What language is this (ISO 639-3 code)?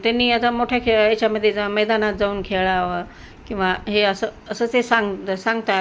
mar